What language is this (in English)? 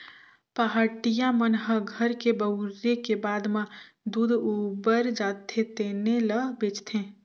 Chhattisgarhi